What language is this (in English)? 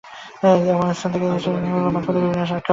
Bangla